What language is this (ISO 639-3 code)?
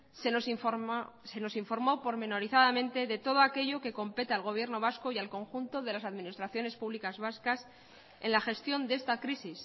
spa